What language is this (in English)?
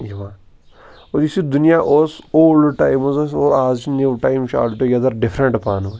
Kashmiri